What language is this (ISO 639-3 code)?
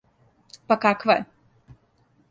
srp